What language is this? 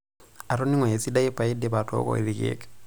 Masai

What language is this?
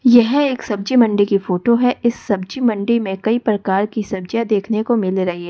Hindi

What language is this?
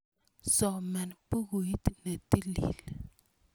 Kalenjin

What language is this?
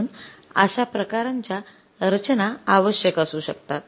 Marathi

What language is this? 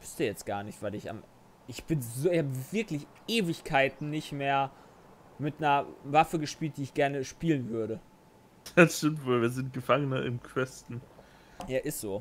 German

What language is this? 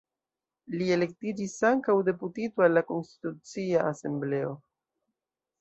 Esperanto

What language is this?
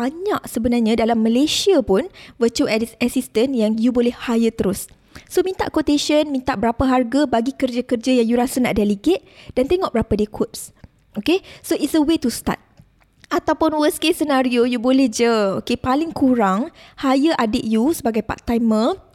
Malay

